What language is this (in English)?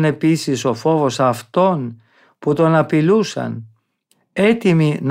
Greek